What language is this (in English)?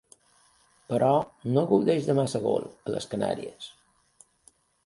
Catalan